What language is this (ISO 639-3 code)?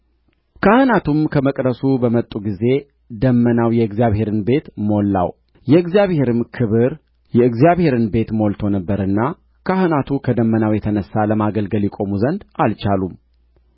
amh